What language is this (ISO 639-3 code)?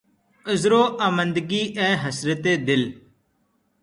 urd